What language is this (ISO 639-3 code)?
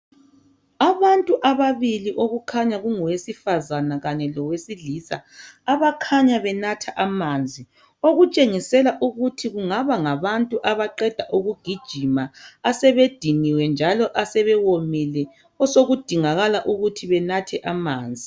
nde